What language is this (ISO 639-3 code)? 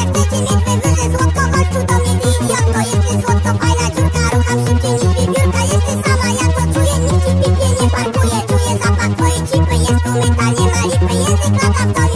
hun